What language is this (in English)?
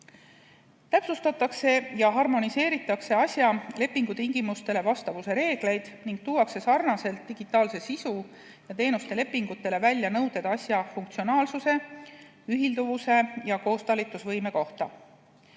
Estonian